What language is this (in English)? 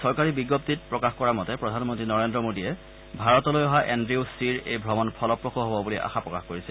Assamese